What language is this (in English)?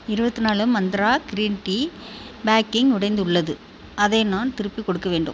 Tamil